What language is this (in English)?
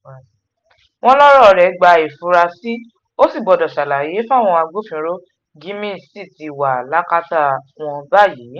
Yoruba